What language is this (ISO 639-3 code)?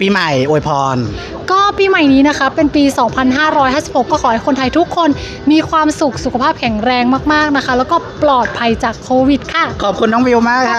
tha